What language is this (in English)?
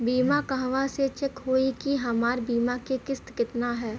Bhojpuri